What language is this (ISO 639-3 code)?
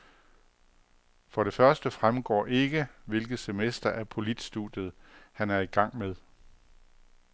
dan